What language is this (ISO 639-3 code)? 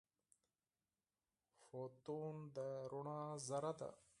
pus